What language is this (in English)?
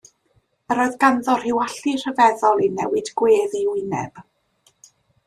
Welsh